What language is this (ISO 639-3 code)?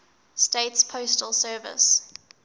eng